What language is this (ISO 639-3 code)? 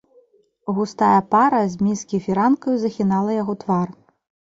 bel